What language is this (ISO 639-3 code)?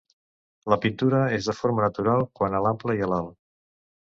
cat